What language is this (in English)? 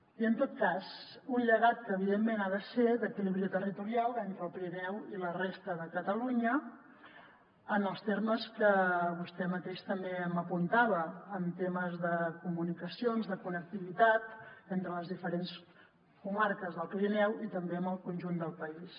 Catalan